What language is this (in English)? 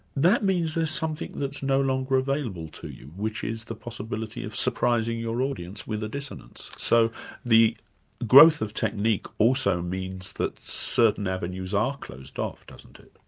English